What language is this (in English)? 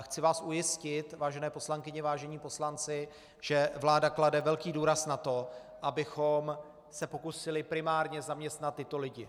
Czech